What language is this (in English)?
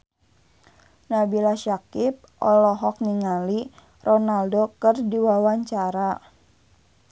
Sundanese